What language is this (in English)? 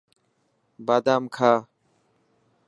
Dhatki